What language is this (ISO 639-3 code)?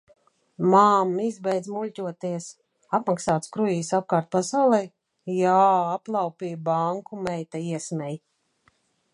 lav